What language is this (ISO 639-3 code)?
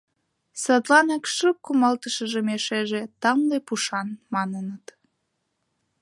chm